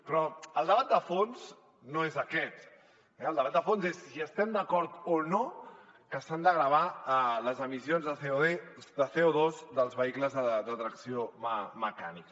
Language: Catalan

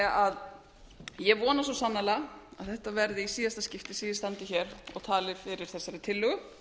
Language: Icelandic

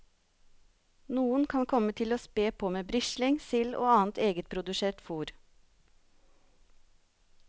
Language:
Norwegian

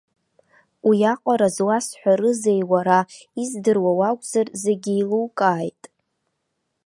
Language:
Abkhazian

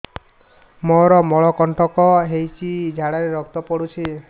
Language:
Odia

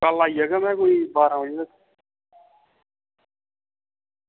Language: Dogri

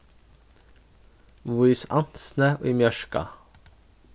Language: Faroese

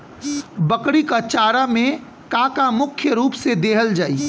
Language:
Bhojpuri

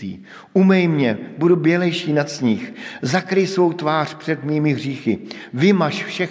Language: Czech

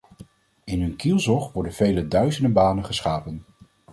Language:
Dutch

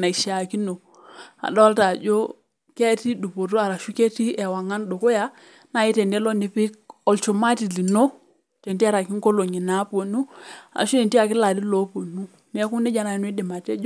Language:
Masai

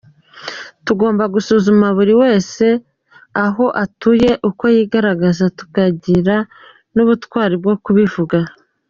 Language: Kinyarwanda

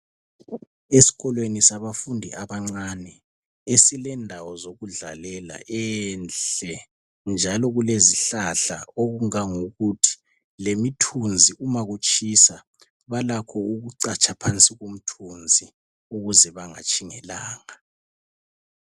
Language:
North Ndebele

